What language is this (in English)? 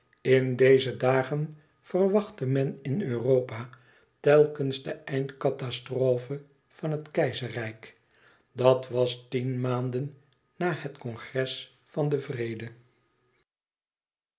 Dutch